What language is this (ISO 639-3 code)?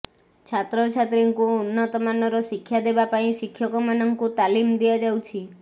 ori